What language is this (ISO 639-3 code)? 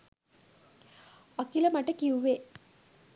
sin